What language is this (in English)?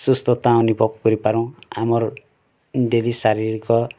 Odia